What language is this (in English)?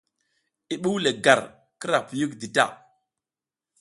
South Giziga